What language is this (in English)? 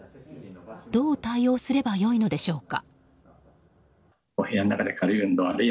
Japanese